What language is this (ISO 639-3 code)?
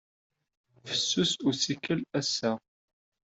kab